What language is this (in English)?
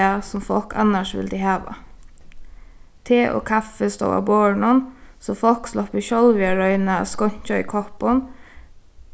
Faroese